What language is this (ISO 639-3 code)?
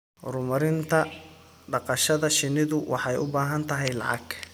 som